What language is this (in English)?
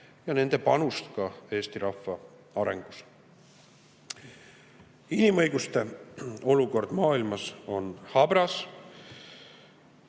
Estonian